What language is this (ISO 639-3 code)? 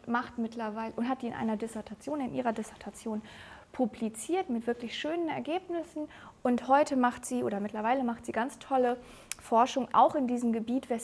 deu